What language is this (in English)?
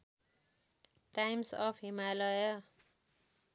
Nepali